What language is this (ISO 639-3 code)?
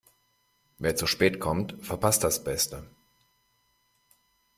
deu